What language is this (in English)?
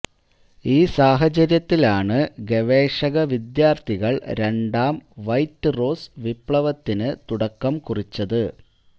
Malayalam